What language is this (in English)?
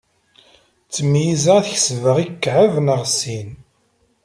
Kabyle